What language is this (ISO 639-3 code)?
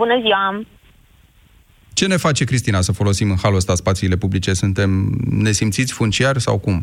ron